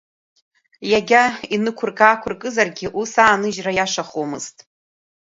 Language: Abkhazian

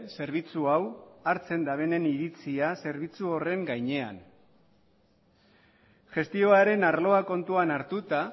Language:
Basque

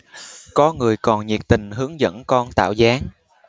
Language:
Vietnamese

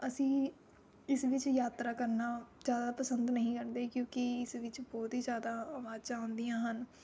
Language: Punjabi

